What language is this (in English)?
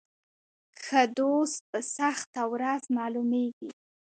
Pashto